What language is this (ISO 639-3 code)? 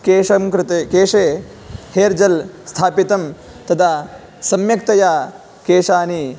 san